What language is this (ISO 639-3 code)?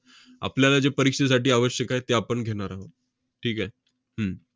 mar